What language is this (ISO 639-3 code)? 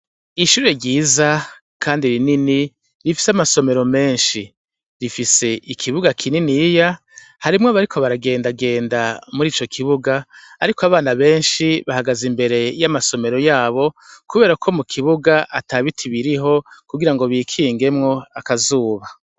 run